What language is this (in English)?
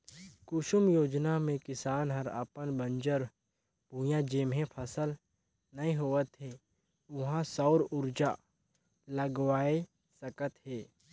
Chhattisgarhi